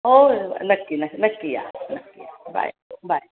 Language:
Marathi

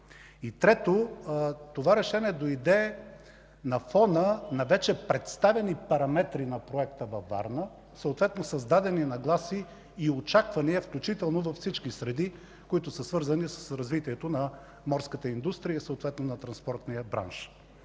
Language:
Bulgarian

